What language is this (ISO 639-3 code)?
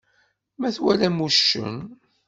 kab